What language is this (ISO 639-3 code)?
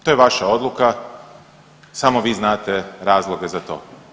hrv